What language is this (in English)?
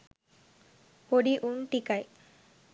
Sinhala